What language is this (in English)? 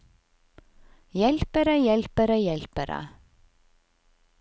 Norwegian